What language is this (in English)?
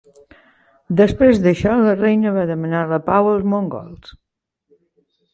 Catalan